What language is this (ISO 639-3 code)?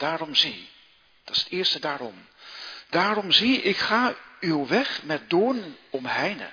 nld